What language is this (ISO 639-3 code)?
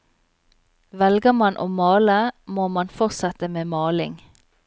nor